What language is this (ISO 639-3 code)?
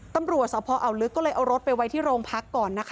tha